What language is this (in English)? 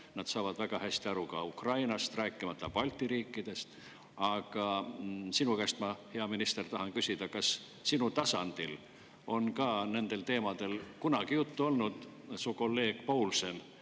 Estonian